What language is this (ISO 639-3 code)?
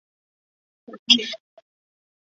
zho